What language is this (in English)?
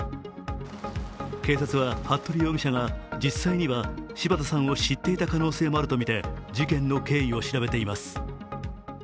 Japanese